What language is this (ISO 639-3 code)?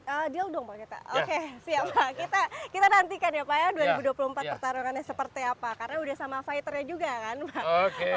ind